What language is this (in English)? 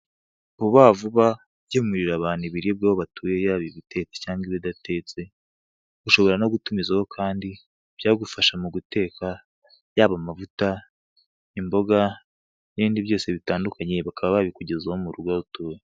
Kinyarwanda